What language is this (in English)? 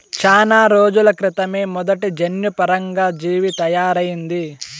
Telugu